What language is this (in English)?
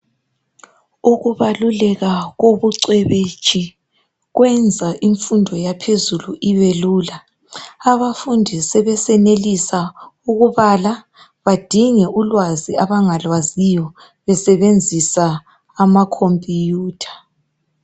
North Ndebele